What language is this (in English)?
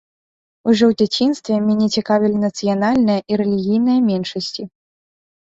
Belarusian